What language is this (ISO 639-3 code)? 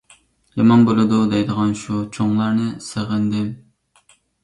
uig